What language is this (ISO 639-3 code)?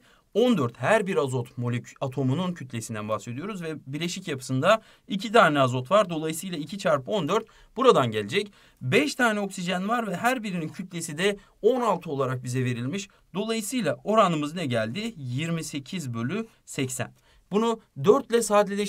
tur